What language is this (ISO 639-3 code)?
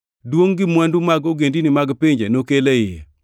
luo